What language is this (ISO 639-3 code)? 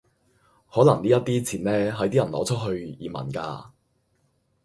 yue